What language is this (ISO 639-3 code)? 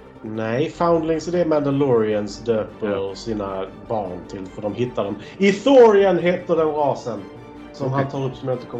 swe